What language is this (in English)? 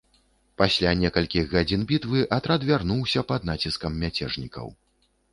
Belarusian